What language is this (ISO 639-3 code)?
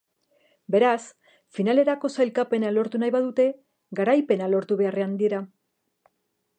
eus